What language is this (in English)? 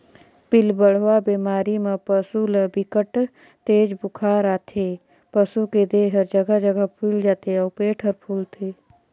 Chhattisgarhi